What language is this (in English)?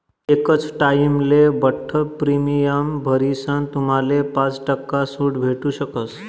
Marathi